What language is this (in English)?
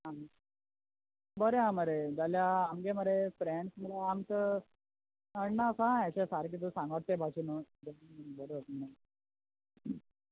Konkani